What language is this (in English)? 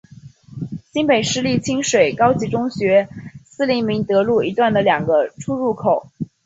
Chinese